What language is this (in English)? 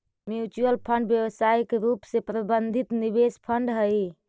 Magahi